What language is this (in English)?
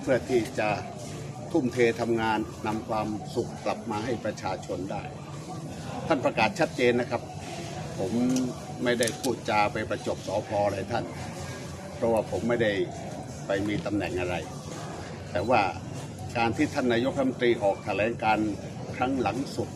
Thai